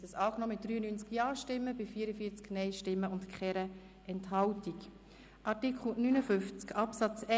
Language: Swiss German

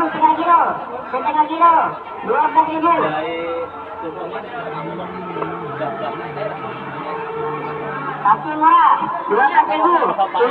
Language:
Indonesian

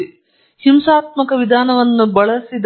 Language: Kannada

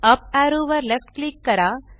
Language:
Marathi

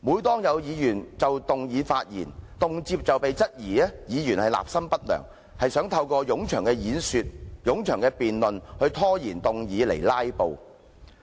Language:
Cantonese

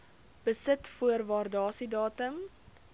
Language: Afrikaans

